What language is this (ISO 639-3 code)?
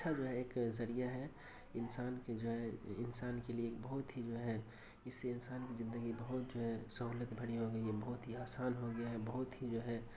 urd